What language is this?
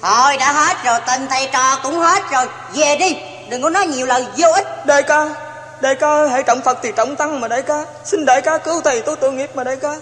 Vietnamese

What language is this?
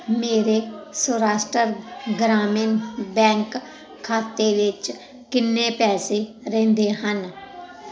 Punjabi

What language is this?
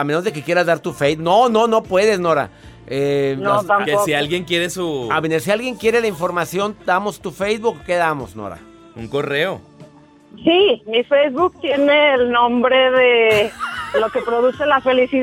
Spanish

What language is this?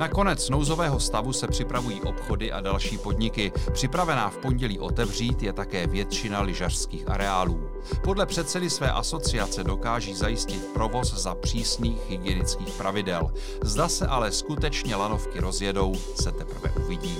Czech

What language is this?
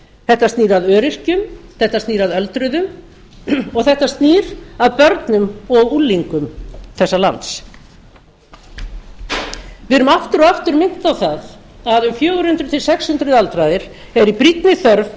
Icelandic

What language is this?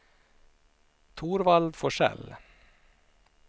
Swedish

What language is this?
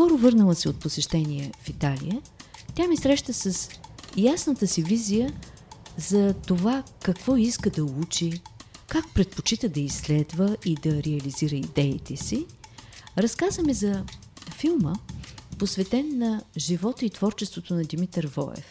Bulgarian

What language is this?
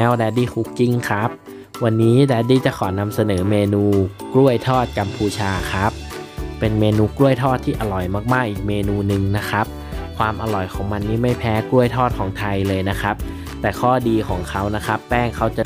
Thai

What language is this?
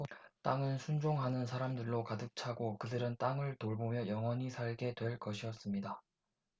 Korean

